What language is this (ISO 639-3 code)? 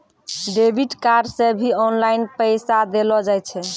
mai